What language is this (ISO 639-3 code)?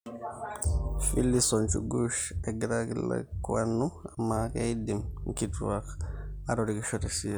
mas